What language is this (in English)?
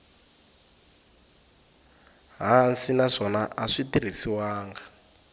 Tsonga